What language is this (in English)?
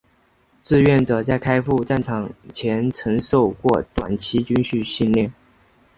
Chinese